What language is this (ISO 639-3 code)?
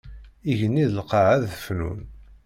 kab